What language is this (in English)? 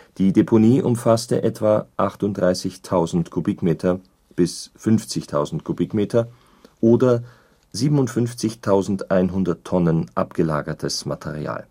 German